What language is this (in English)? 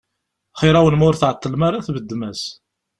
Kabyle